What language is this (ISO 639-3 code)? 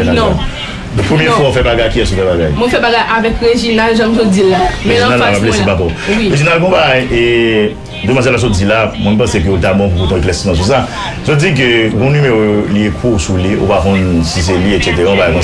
fra